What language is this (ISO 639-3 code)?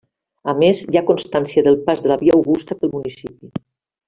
cat